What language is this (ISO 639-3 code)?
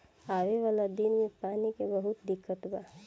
bho